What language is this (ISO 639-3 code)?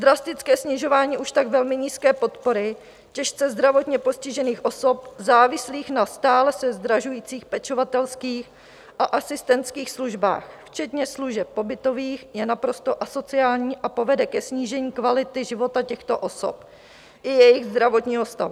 ces